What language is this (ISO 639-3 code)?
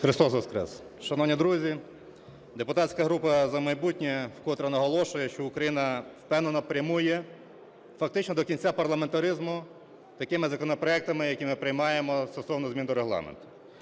ukr